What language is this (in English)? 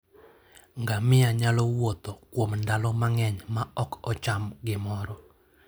Luo (Kenya and Tanzania)